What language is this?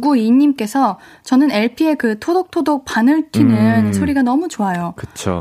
Korean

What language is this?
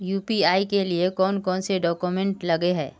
Magahi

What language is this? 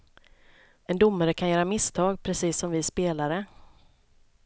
Swedish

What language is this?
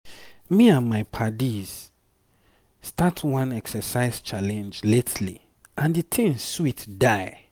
Nigerian Pidgin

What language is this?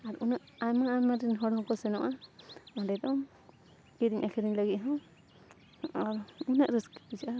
Santali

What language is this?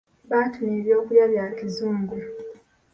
Ganda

